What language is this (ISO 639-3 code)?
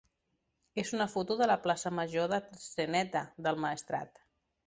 cat